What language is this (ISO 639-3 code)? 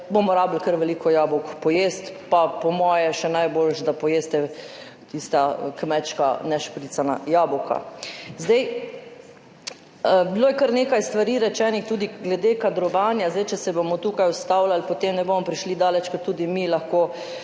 slv